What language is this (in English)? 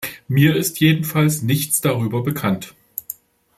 German